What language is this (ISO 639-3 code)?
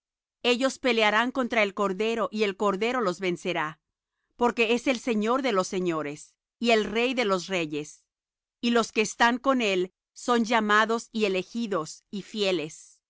spa